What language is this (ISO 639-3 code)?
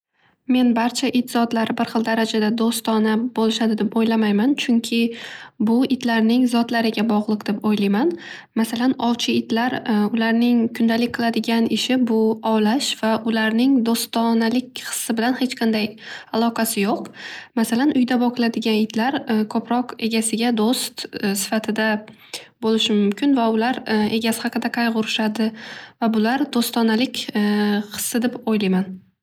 uzb